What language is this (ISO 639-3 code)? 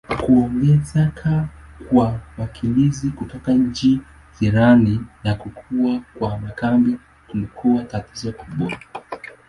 swa